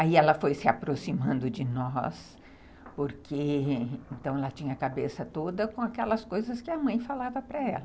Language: Portuguese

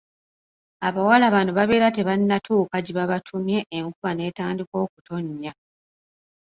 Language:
Ganda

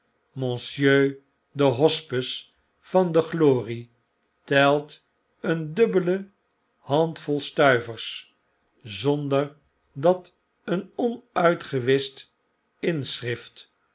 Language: Dutch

